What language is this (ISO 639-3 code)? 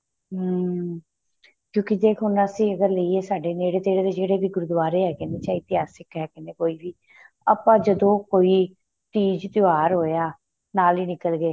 pan